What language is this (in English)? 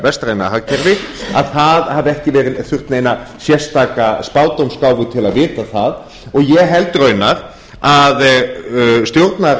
Icelandic